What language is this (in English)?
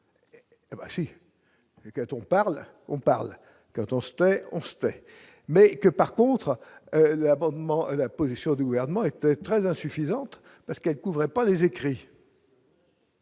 French